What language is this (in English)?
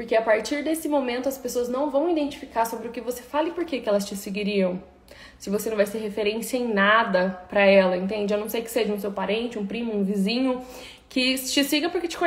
Portuguese